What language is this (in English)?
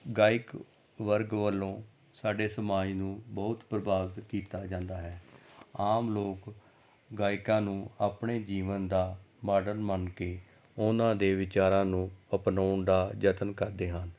Punjabi